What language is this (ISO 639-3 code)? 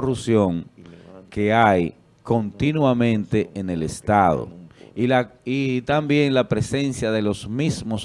spa